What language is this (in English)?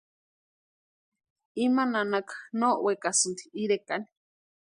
Western Highland Purepecha